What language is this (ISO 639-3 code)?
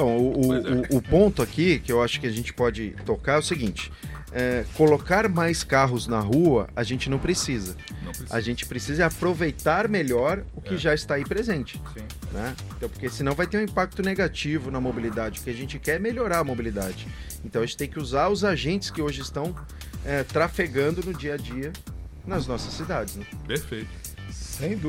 por